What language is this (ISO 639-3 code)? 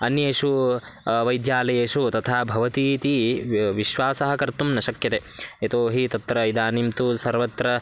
san